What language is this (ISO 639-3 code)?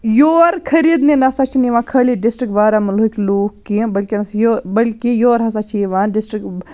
kas